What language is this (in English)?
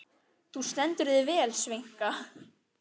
Icelandic